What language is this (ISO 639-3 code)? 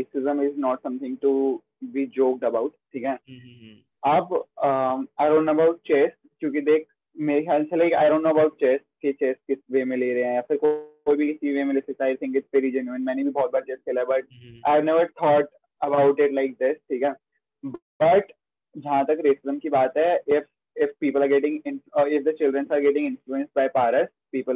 hin